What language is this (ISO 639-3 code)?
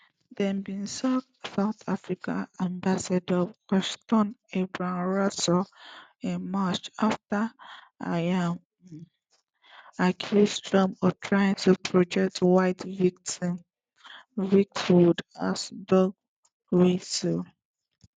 pcm